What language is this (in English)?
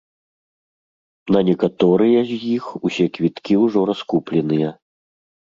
Belarusian